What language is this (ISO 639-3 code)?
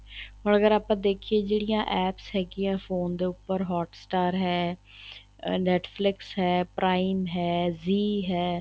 pan